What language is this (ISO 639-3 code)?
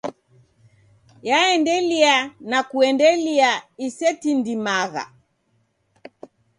dav